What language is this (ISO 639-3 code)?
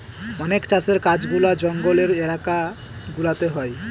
ben